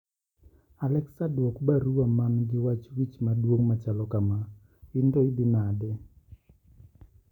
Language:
Luo (Kenya and Tanzania)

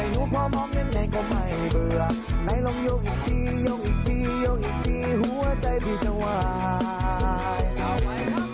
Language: Thai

